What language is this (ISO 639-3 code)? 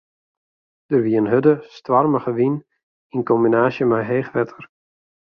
fry